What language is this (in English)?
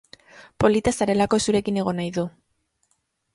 Basque